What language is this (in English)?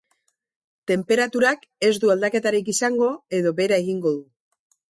Basque